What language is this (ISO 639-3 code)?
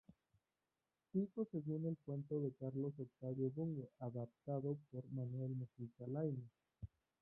spa